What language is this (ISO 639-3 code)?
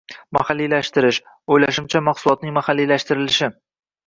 uzb